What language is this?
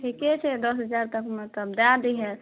Maithili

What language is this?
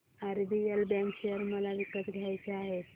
Marathi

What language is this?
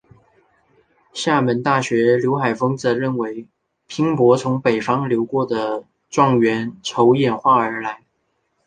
Chinese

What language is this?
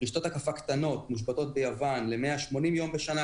Hebrew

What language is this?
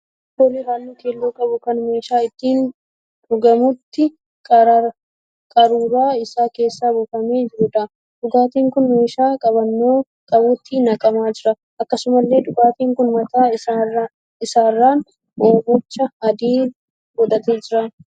Oromo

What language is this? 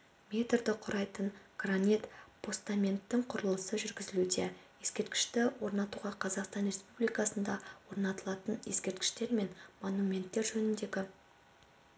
Kazakh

